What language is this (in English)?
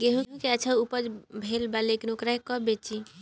Bhojpuri